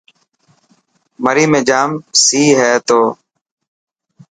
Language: Dhatki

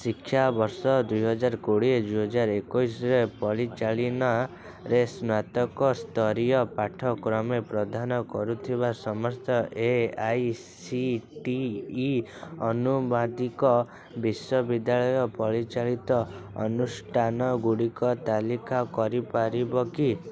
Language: Odia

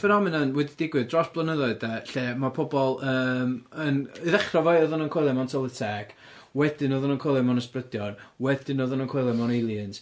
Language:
Welsh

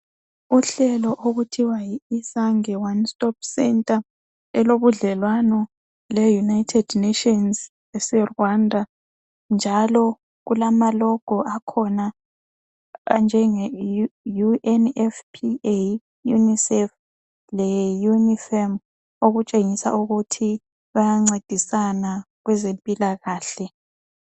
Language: North Ndebele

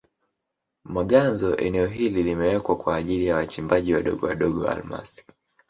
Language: Swahili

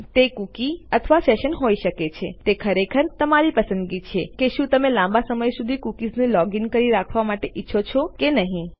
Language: Gujarati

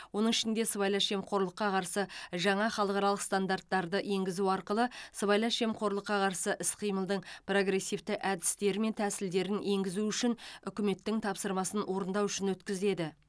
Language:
Kazakh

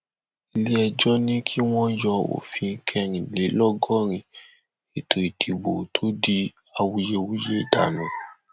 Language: Yoruba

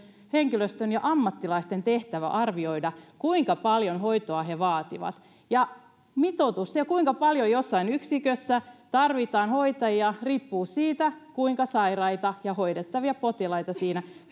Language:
Finnish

